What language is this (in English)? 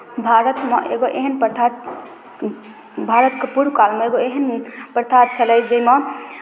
Maithili